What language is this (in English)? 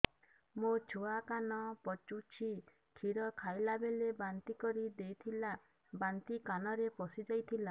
Odia